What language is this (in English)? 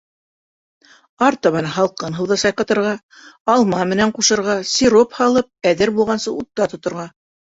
Bashkir